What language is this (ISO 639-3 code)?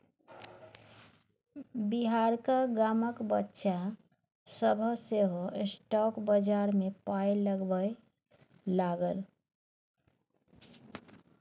mai